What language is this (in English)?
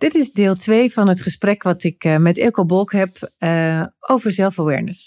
Dutch